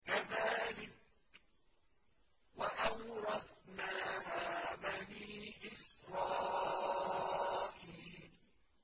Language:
Arabic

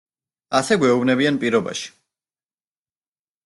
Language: Georgian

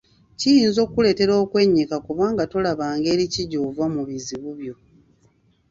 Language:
Ganda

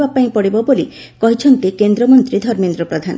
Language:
Odia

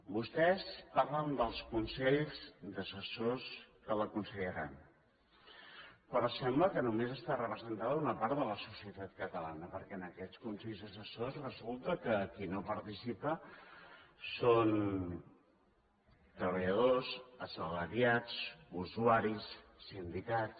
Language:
Catalan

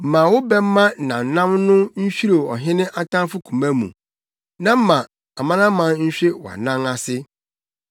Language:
Akan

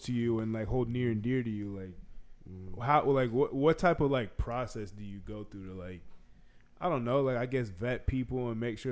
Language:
English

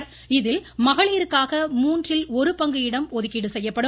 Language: Tamil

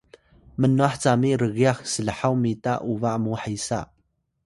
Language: Atayal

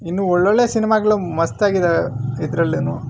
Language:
Kannada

